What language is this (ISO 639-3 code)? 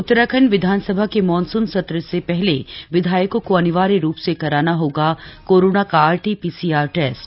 hin